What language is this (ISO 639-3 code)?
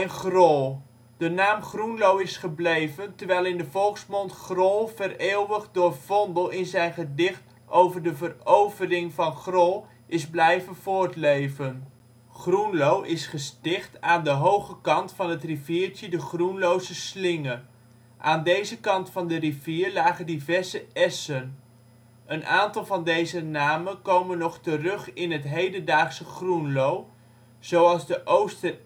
nld